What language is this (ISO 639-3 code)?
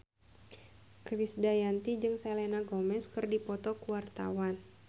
sun